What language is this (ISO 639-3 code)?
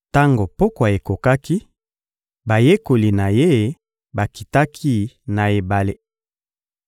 lin